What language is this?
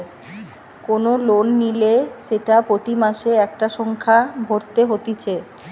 Bangla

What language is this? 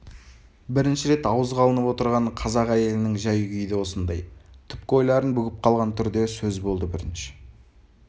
Kazakh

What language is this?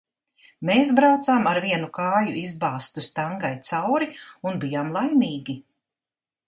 Latvian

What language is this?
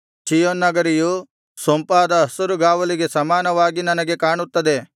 Kannada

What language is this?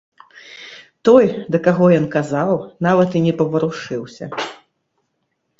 Belarusian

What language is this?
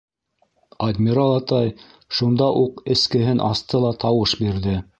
Bashkir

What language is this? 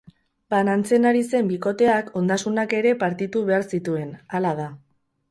Basque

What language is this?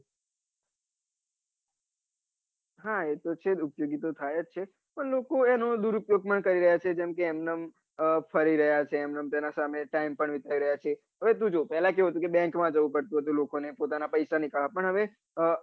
Gujarati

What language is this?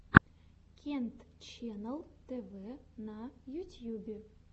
Russian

